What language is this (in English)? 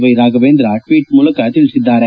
Kannada